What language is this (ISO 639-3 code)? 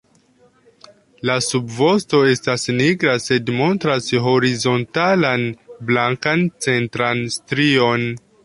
epo